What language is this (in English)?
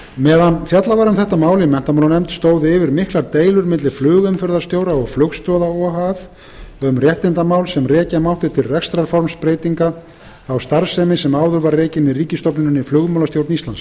Icelandic